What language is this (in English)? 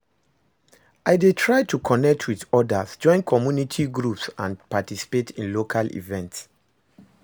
Nigerian Pidgin